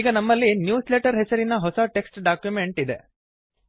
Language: Kannada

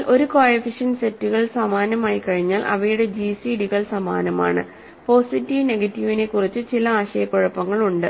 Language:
Malayalam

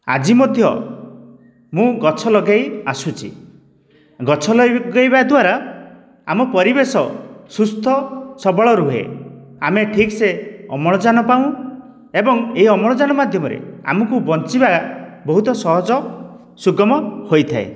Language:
Odia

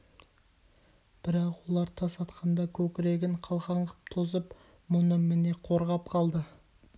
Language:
Kazakh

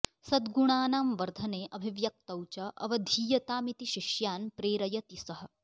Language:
Sanskrit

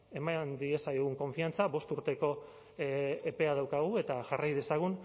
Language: Basque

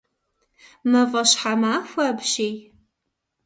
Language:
Kabardian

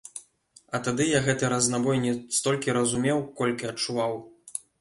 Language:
Belarusian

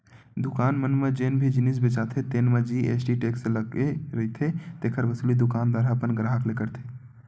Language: Chhattisgarhi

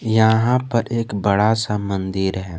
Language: Hindi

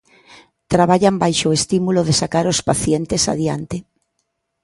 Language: Galician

